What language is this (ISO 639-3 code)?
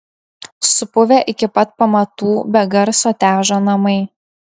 lit